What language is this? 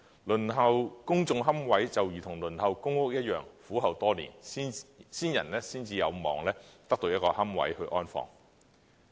Cantonese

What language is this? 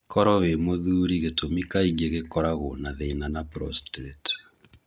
Kikuyu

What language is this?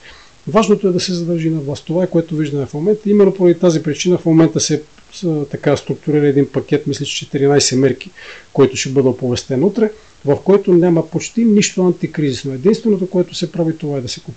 Bulgarian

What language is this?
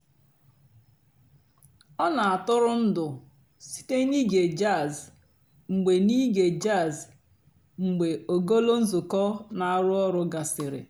Igbo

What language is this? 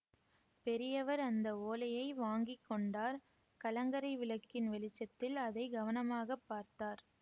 Tamil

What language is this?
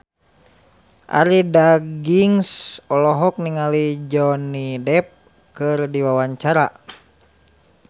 Sundanese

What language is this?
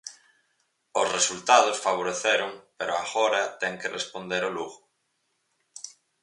Galician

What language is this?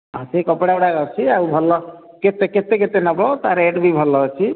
Odia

